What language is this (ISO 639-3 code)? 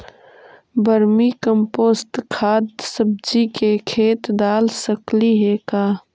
mag